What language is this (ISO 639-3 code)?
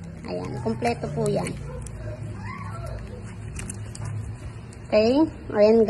fil